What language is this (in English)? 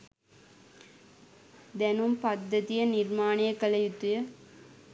Sinhala